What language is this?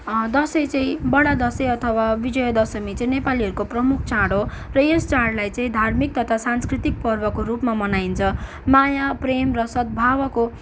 Nepali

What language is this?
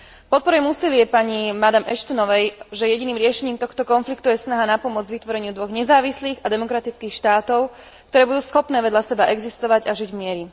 Slovak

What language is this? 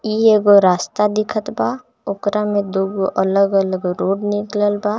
Bhojpuri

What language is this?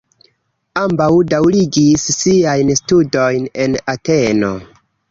Esperanto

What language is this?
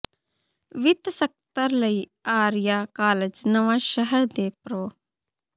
Punjabi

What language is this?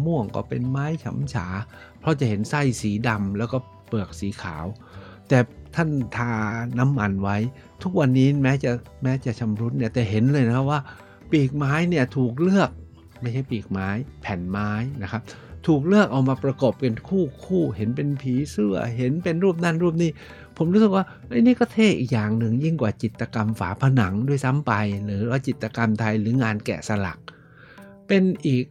Thai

